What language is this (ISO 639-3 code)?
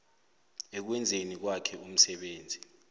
nbl